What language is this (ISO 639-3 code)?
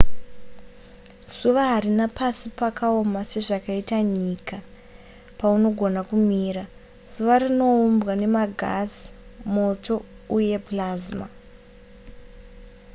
sna